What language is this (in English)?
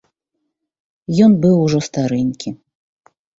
Belarusian